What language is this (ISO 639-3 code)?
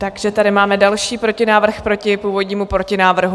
ces